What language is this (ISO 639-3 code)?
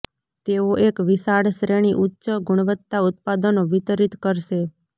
guj